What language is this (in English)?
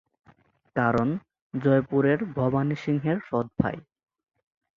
Bangla